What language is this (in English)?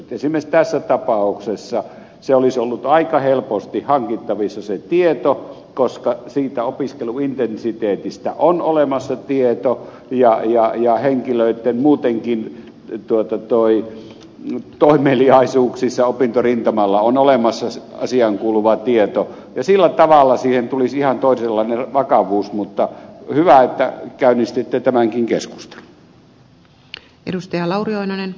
Finnish